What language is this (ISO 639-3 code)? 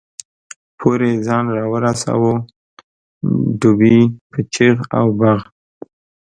pus